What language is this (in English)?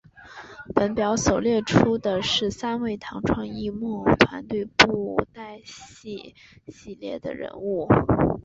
Chinese